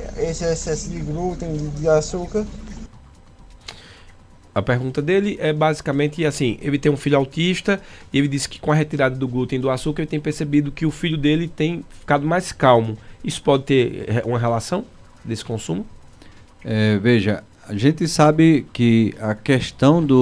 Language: Portuguese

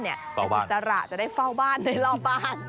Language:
Thai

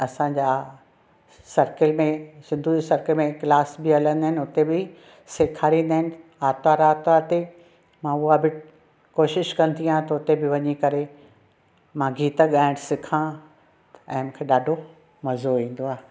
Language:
Sindhi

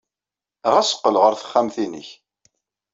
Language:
Kabyle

